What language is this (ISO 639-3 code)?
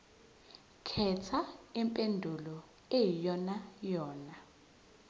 zul